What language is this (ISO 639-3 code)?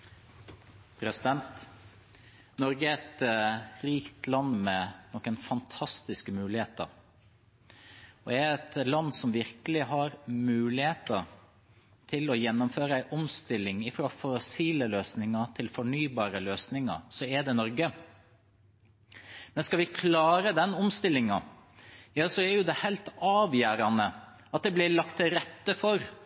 nor